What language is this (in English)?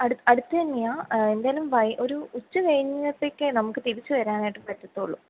Malayalam